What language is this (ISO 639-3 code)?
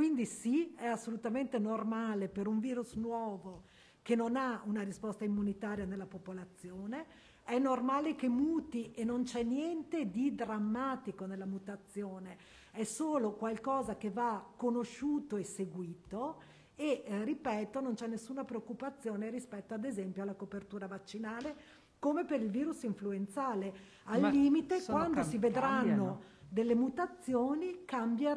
ita